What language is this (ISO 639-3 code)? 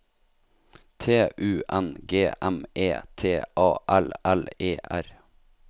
nor